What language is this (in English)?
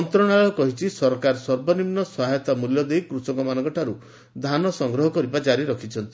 Odia